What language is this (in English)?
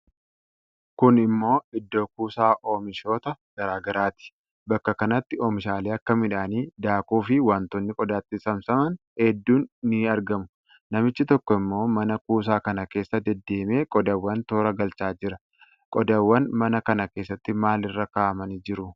Oromo